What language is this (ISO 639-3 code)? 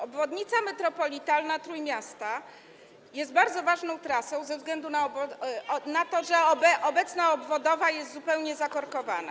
pol